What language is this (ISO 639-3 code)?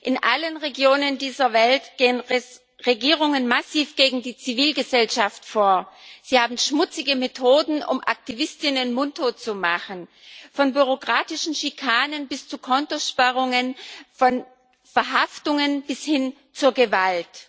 deu